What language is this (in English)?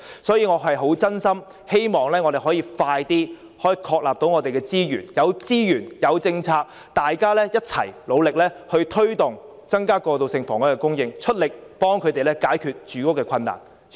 Cantonese